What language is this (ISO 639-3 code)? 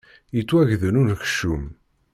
kab